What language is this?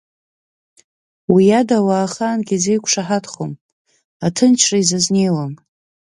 Abkhazian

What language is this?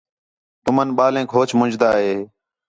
Khetrani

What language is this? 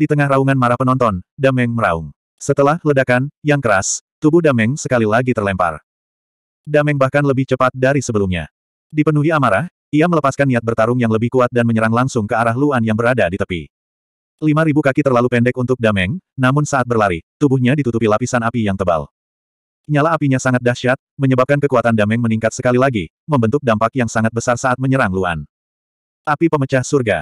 Indonesian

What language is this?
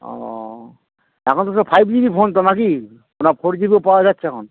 Bangla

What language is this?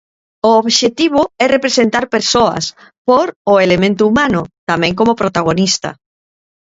Galician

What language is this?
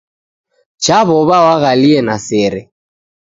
Taita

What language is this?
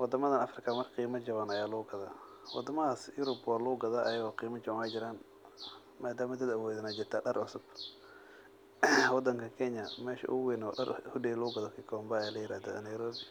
Somali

